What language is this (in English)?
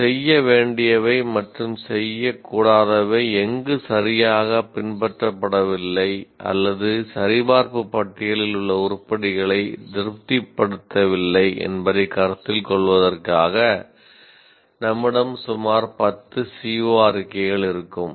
Tamil